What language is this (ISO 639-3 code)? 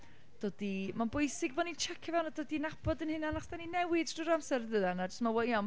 cym